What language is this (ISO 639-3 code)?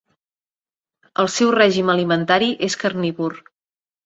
cat